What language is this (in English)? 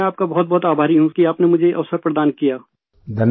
Urdu